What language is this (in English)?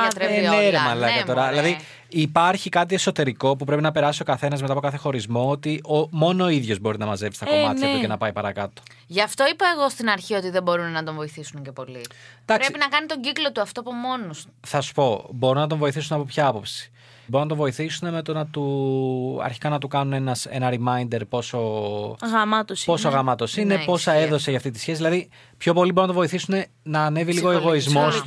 Greek